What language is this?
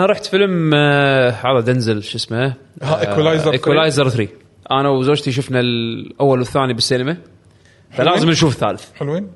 Arabic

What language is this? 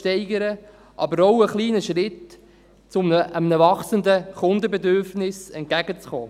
Swiss German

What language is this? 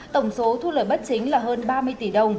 Vietnamese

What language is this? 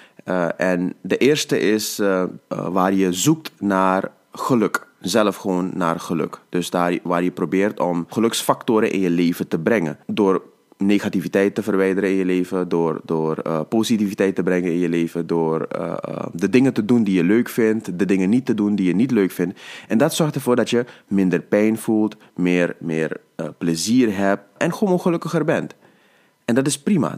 Dutch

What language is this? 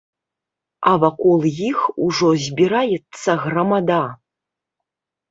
Belarusian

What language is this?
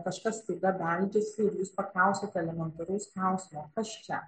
Lithuanian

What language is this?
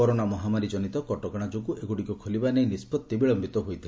Odia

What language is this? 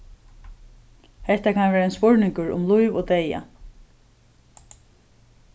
Faroese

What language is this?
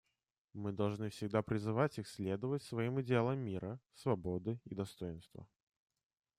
Russian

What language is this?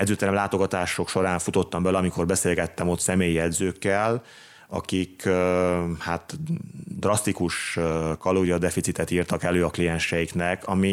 Hungarian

